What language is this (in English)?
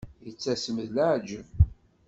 Kabyle